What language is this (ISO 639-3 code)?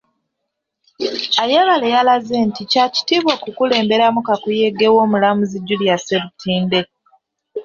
lug